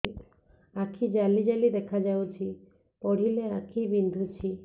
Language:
Odia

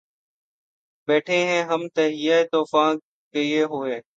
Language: Urdu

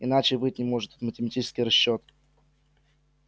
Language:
Russian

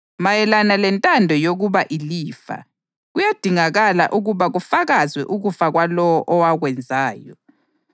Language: North Ndebele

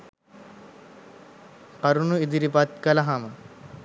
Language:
Sinhala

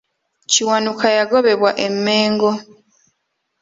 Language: Ganda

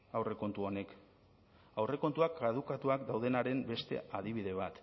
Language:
Basque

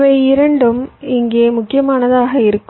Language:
Tamil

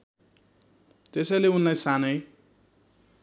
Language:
Nepali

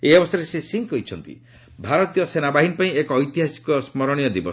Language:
Odia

